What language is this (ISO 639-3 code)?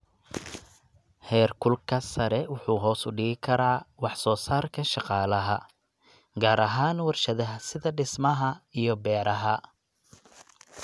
som